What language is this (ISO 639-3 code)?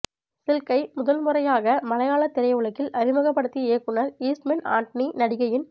tam